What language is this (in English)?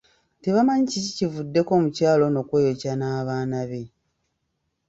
Ganda